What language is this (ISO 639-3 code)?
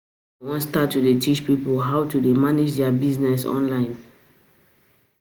pcm